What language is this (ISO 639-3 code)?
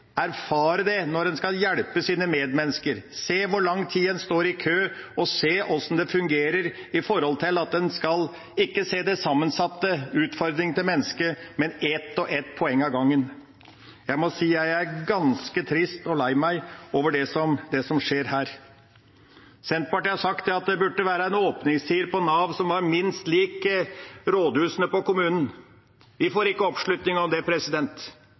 nob